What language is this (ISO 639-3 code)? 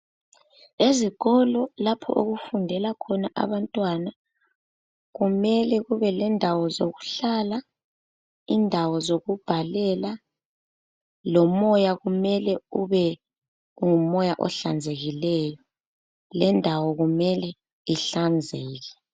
nde